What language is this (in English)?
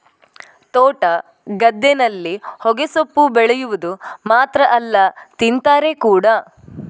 Kannada